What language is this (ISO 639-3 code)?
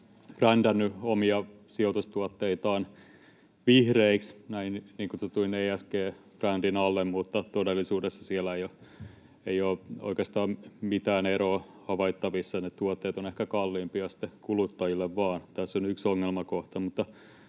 fin